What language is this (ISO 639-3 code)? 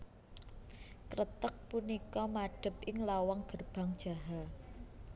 jav